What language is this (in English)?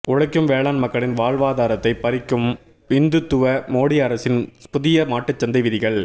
Tamil